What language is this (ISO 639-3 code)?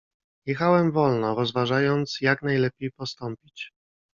pol